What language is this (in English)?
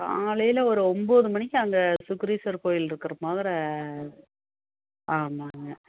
Tamil